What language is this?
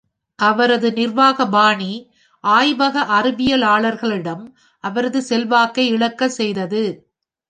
Tamil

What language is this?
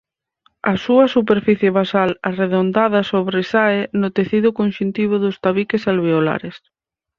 Galician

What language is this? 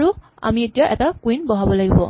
Assamese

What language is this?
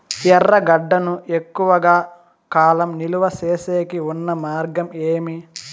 Telugu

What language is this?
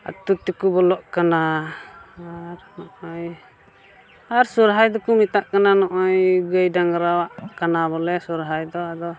Santali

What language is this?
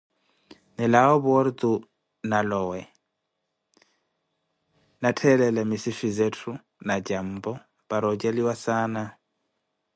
Koti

